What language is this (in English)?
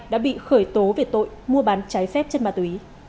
Vietnamese